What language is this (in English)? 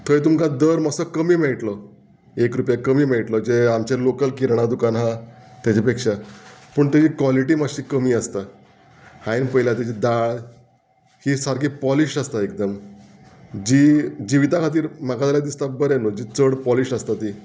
Konkani